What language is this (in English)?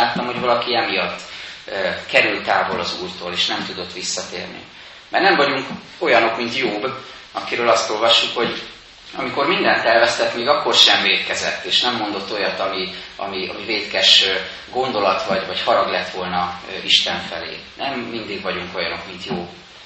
Hungarian